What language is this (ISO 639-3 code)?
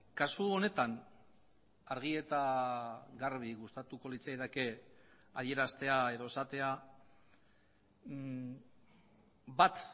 eus